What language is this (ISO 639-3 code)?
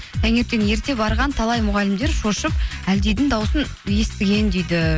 kaz